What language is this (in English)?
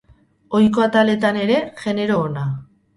Basque